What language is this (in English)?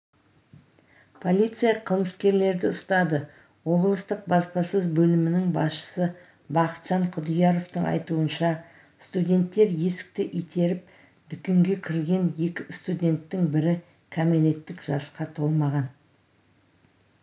Kazakh